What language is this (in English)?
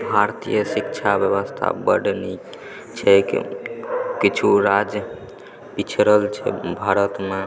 Maithili